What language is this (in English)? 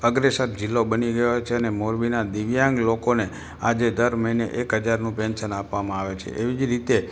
Gujarati